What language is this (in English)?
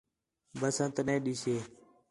Khetrani